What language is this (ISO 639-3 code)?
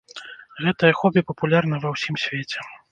bel